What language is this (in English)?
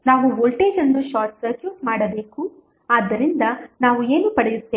Kannada